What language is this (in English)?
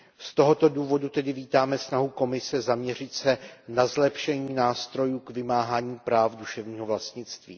Czech